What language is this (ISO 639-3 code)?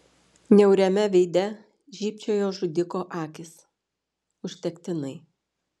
lit